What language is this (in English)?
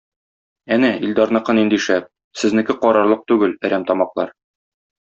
Tatar